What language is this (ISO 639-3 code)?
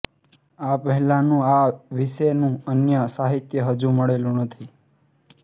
guj